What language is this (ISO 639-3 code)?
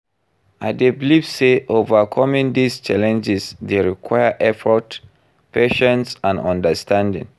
pcm